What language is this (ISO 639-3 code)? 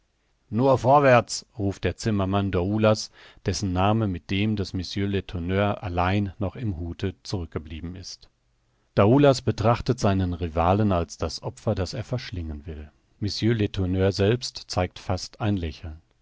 deu